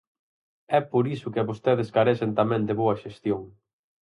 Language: Galician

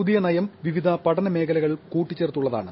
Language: Malayalam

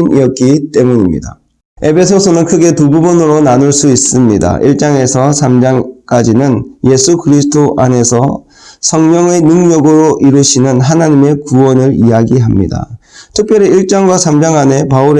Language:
Korean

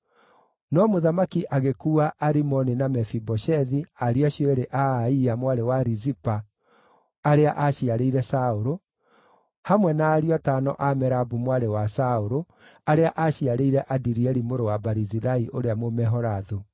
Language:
Kikuyu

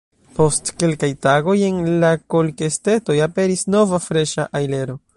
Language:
Esperanto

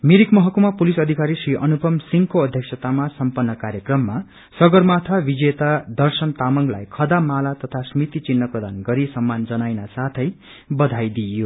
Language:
Nepali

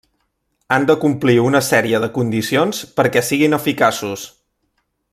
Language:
Catalan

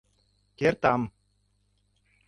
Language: Mari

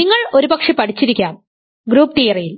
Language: Malayalam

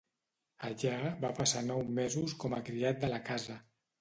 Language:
Catalan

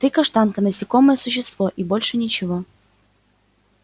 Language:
Russian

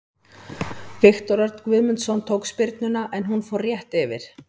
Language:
Icelandic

